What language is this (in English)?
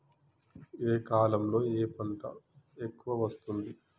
Telugu